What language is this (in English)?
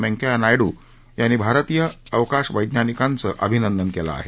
Marathi